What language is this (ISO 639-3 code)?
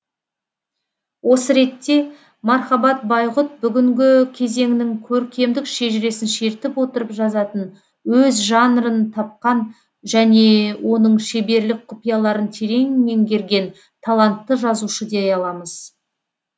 kaz